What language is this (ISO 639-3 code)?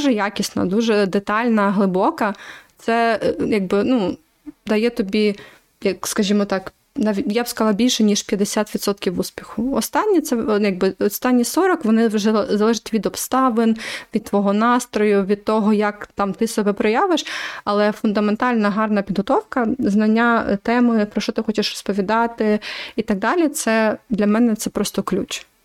ukr